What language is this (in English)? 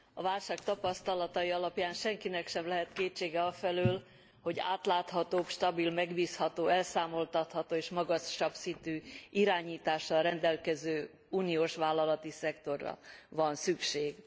Hungarian